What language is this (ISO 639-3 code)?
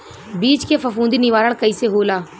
bho